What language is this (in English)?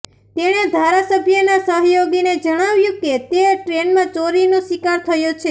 Gujarati